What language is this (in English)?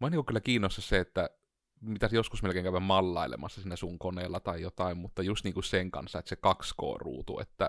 Finnish